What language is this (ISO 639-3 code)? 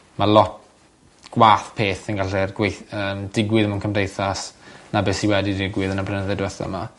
cym